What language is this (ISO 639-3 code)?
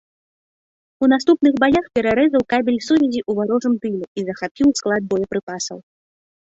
bel